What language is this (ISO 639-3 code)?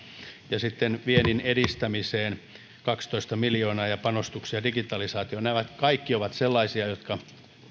fin